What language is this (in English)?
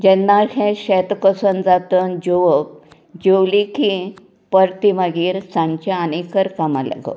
Konkani